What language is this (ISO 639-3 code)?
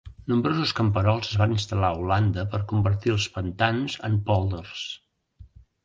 cat